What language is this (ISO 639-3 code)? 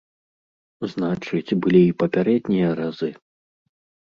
bel